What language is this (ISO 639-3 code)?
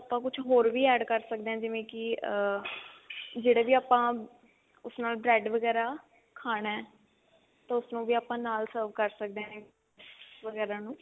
pan